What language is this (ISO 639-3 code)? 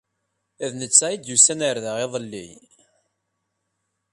kab